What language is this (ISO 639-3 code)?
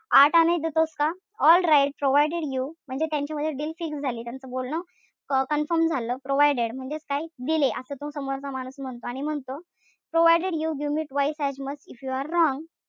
mar